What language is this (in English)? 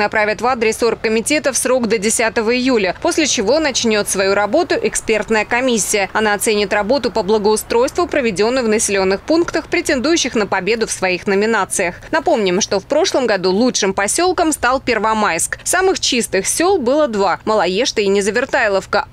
Russian